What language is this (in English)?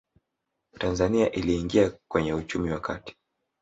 Swahili